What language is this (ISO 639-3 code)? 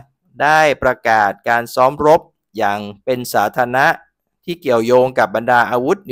tha